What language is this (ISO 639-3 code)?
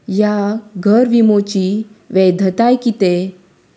kok